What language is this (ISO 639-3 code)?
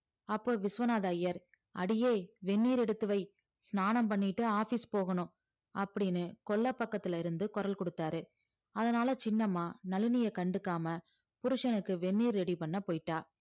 tam